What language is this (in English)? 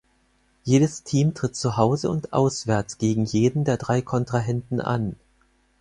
German